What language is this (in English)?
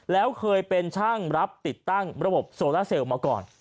Thai